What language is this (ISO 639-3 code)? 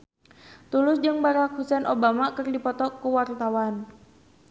sun